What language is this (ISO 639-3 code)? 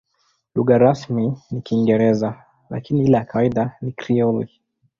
swa